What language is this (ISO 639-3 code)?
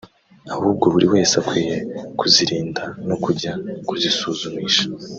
kin